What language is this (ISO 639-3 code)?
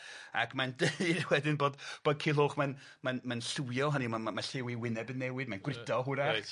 cym